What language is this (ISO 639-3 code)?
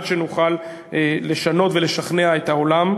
heb